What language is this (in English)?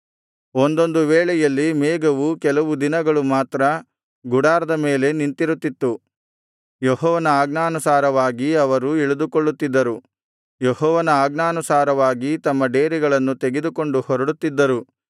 Kannada